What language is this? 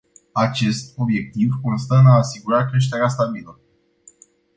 Romanian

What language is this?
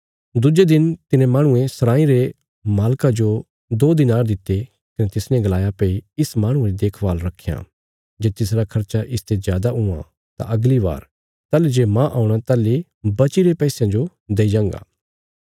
Bilaspuri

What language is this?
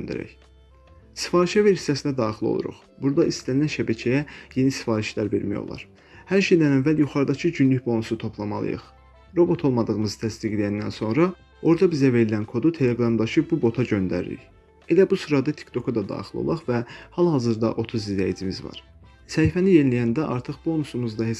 Turkish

